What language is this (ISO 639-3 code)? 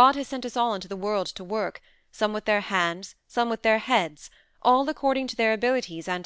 eng